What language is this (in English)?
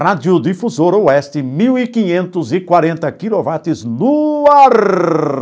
Portuguese